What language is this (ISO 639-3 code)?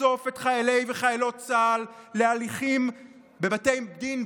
heb